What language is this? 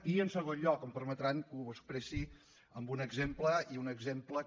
Catalan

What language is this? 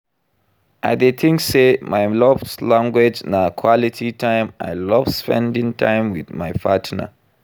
Nigerian Pidgin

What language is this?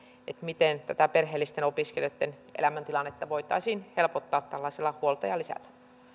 Finnish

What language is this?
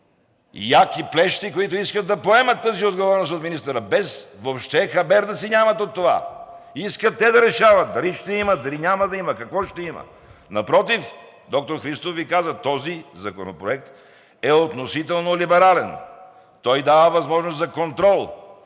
Bulgarian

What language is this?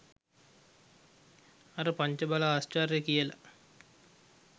Sinhala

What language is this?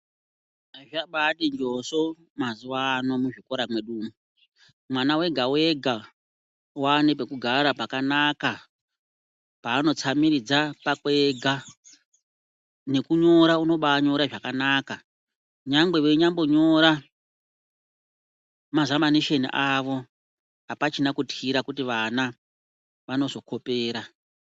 Ndau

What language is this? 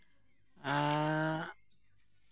Santali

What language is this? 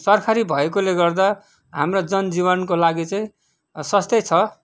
Nepali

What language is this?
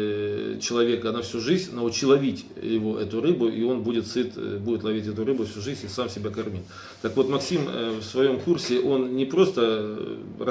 Russian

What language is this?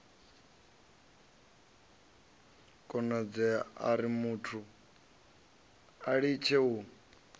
Venda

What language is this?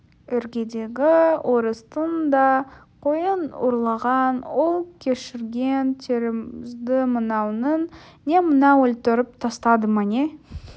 Kazakh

